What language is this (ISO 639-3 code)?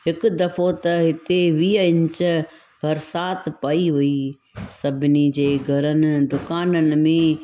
snd